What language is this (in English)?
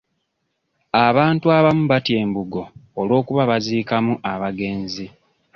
Ganda